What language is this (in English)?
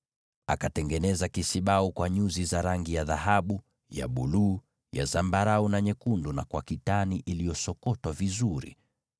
Swahili